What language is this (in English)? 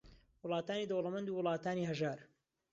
Central Kurdish